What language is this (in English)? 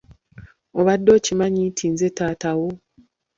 Ganda